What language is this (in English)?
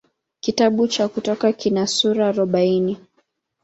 Swahili